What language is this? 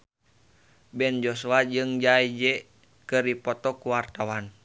Sundanese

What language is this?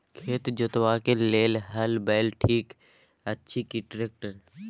Maithili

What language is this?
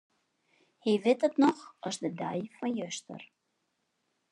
Western Frisian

